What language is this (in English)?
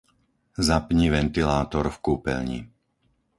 Slovak